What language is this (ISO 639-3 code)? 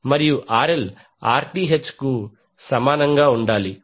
tel